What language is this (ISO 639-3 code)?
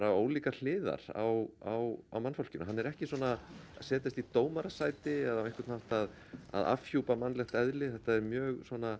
isl